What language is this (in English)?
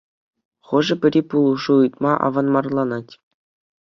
Chuvash